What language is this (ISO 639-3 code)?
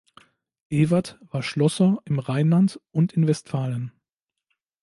deu